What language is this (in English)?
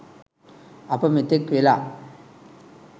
Sinhala